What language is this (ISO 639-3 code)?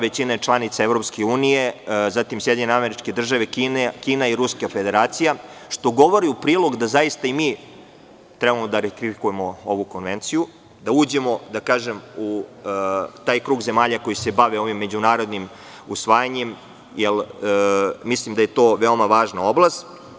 srp